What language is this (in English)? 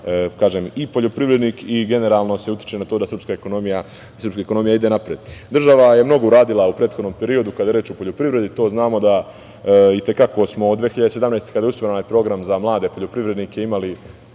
Serbian